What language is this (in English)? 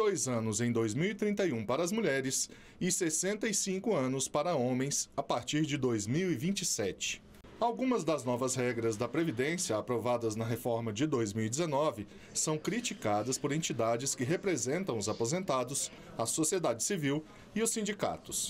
Portuguese